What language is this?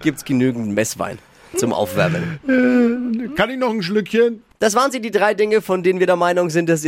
German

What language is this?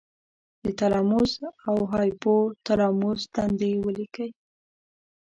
Pashto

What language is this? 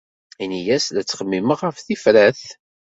Kabyle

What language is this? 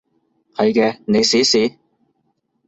Cantonese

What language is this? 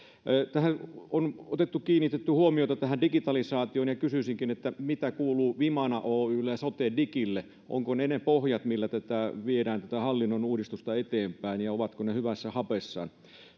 Finnish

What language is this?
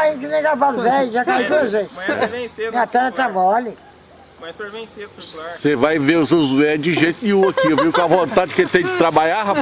Portuguese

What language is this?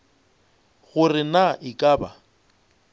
Northern Sotho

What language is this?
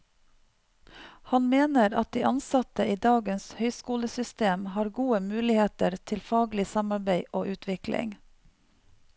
Norwegian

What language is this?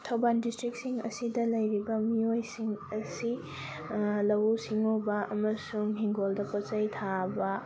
Manipuri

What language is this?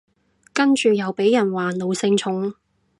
Cantonese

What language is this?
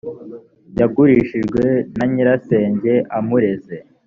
Kinyarwanda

